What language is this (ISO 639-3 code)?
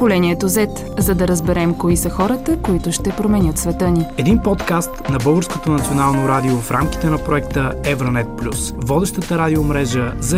bul